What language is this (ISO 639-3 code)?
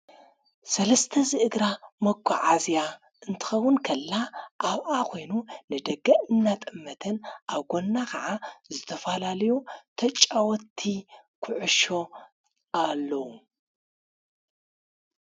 tir